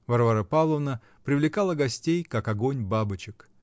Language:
Russian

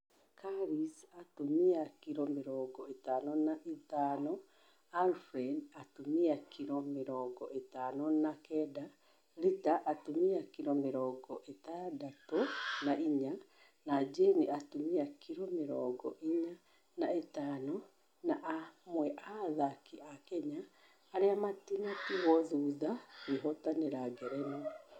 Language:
Kikuyu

